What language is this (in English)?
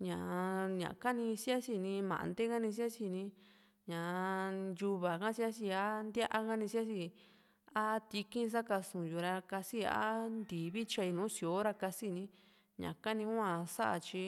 Juxtlahuaca Mixtec